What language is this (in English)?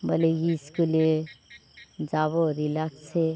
Bangla